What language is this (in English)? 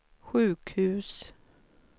Swedish